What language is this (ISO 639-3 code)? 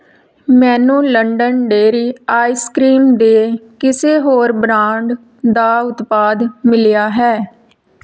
pan